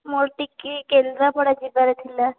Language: Odia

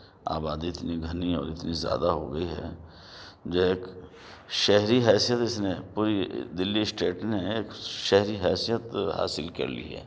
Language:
Urdu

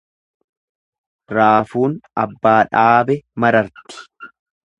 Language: Oromo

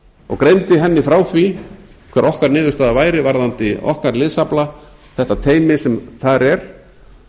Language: Icelandic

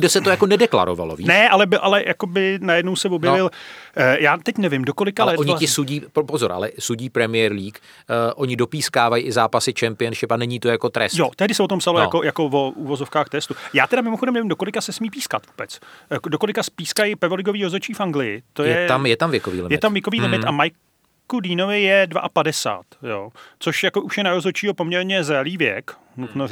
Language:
Czech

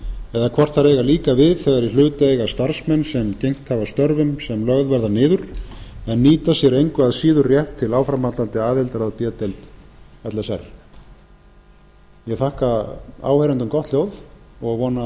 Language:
Icelandic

